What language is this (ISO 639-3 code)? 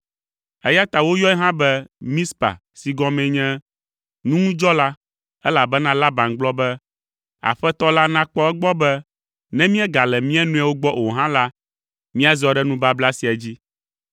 ewe